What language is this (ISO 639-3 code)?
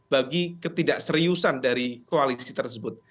ind